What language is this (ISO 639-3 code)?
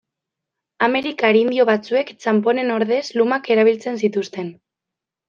eus